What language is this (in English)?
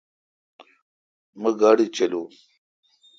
Kalkoti